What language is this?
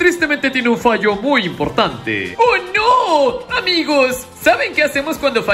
Spanish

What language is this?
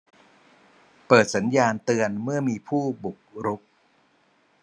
Thai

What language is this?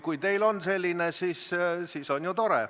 Estonian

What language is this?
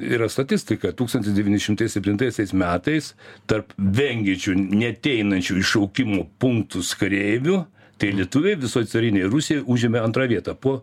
Lithuanian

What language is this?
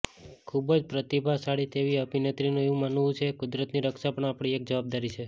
Gujarati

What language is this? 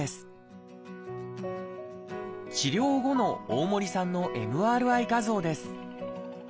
Japanese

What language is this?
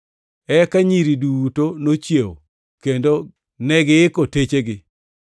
Luo (Kenya and Tanzania)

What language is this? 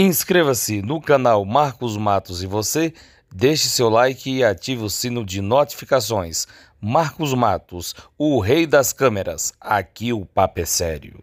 Portuguese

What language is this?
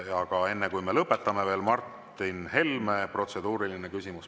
Estonian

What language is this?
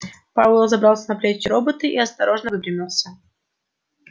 Russian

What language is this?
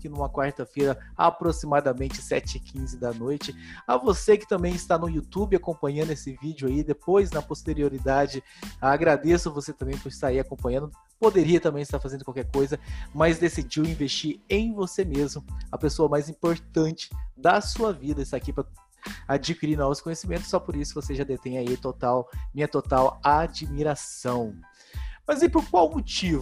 Portuguese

